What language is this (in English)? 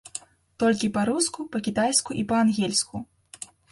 Belarusian